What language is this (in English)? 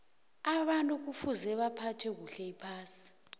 South Ndebele